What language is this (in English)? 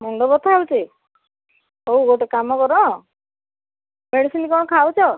Odia